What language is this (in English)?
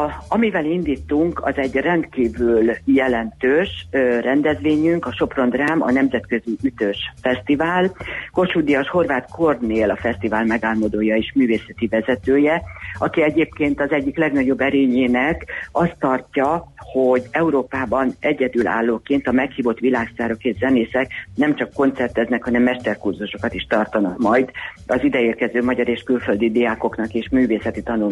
Hungarian